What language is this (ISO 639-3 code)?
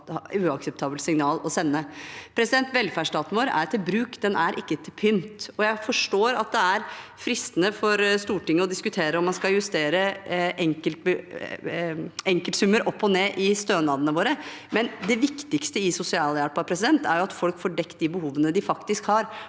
nor